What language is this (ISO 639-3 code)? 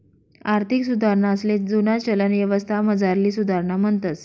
mar